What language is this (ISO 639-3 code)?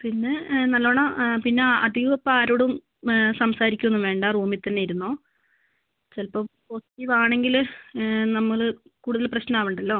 mal